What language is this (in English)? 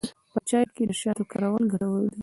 Pashto